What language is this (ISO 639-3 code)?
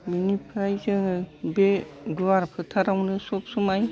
brx